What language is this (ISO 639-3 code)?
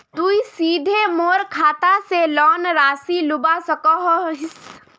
mag